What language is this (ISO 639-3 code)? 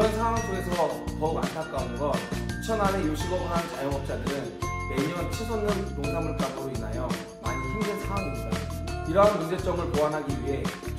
kor